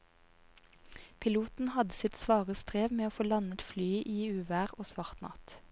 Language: Norwegian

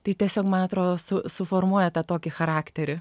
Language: Lithuanian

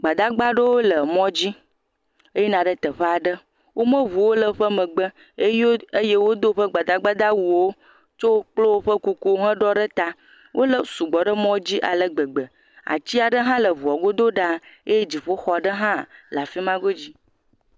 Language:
Ewe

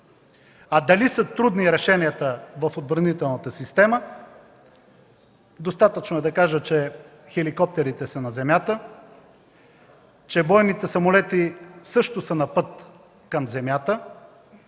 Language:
Bulgarian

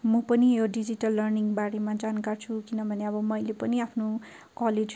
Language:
Nepali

